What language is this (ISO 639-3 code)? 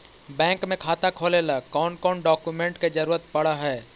mag